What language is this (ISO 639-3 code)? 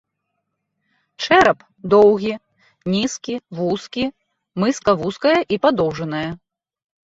bel